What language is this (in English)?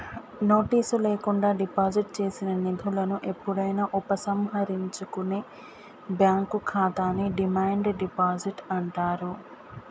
Telugu